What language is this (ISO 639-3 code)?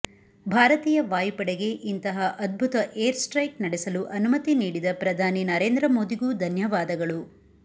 kan